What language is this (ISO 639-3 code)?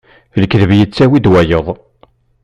kab